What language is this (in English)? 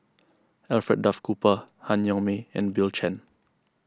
English